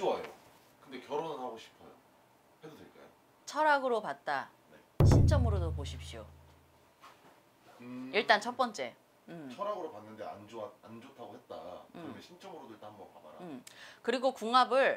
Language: Korean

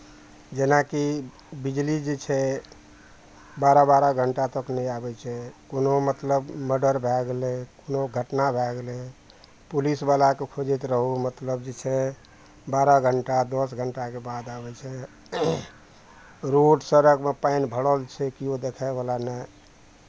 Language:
Maithili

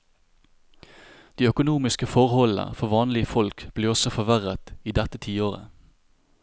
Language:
Norwegian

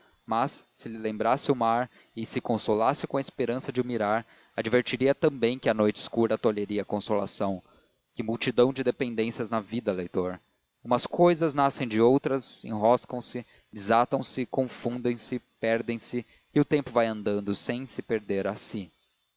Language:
Portuguese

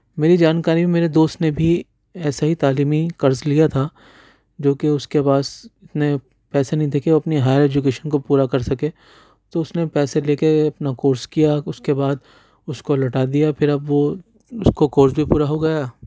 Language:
Urdu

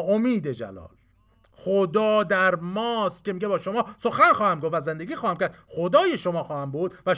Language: Persian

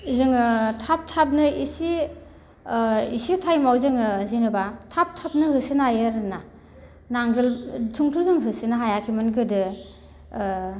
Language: Bodo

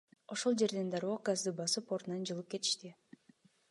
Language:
Kyrgyz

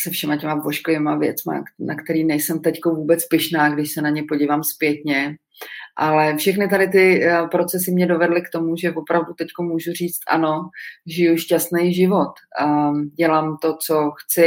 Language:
Czech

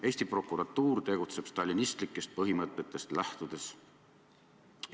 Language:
Estonian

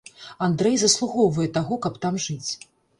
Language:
Belarusian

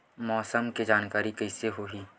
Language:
Chhattisgarhi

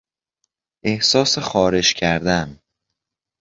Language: Persian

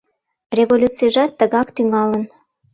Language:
Mari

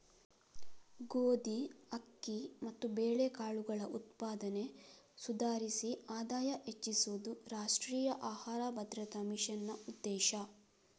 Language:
Kannada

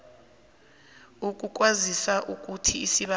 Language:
South Ndebele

